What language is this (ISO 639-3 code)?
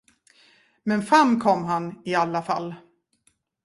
swe